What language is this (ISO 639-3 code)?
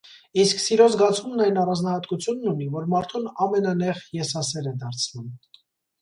hye